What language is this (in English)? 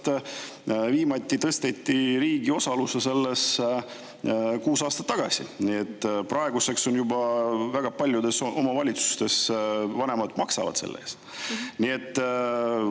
Estonian